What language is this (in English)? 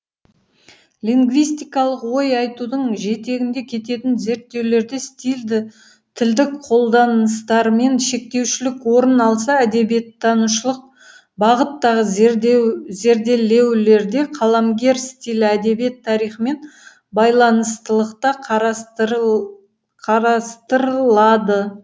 Kazakh